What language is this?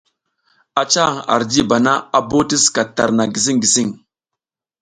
South Giziga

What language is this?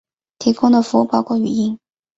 Chinese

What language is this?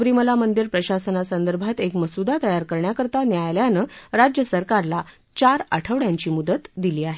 Marathi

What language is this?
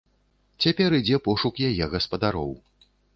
Belarusian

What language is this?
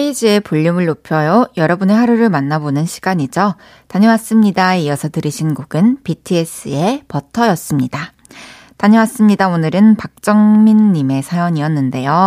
Korean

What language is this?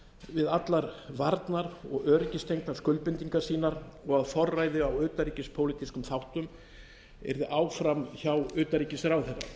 Icelandic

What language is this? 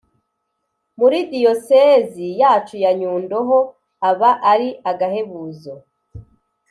Kinyarwanda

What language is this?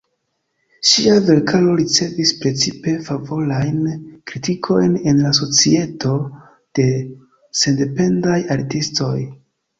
Esperanto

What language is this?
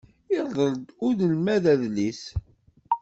Kabyle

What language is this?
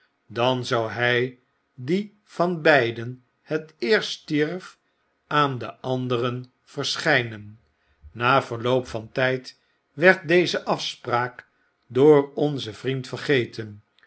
Dutch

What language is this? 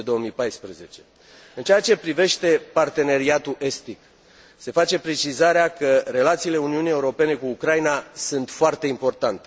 Romanian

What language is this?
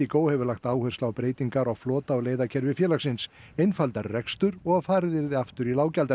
Icelandic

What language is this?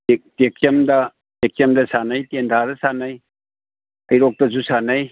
Manipuri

